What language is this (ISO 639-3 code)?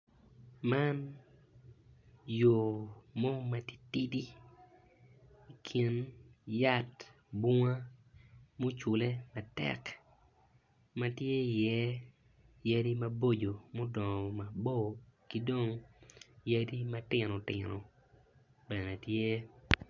ach